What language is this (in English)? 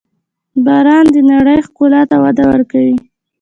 Pashto